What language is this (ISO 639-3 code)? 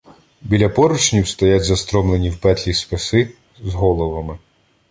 ukr